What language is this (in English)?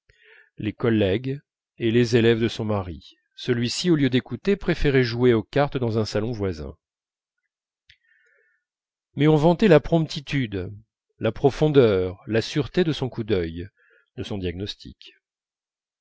French